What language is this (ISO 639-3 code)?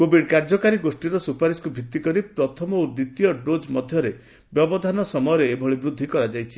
ori